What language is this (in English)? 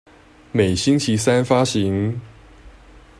Chinese